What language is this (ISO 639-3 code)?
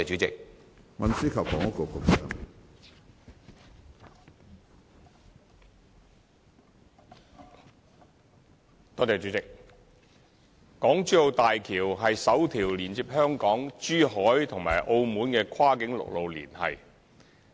yue